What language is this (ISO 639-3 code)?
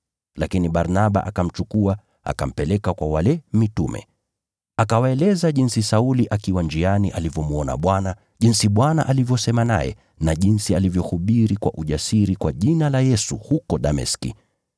swa